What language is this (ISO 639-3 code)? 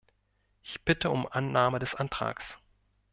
deu